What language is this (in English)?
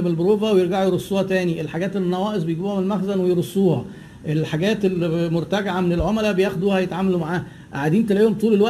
Arabic